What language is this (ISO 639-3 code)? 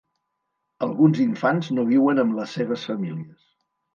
cat